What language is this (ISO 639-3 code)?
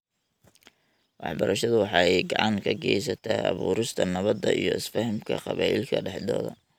som